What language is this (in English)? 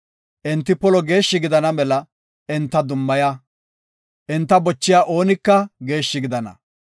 Gofa